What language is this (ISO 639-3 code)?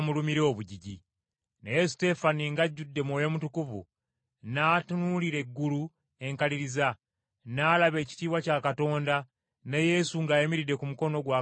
lug